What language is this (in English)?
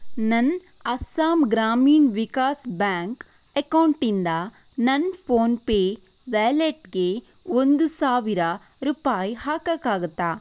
Kannada